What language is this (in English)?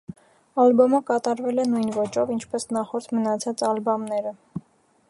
Armenian